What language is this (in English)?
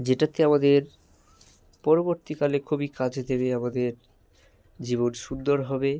Bangla